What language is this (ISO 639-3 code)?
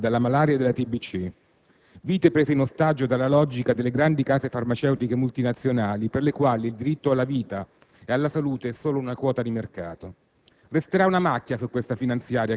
ita